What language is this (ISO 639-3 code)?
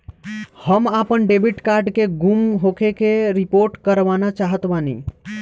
bho